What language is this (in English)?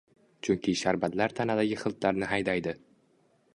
Uzbek